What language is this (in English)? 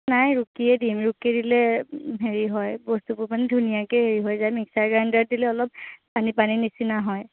Assamese